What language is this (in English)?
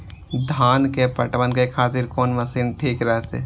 Maithili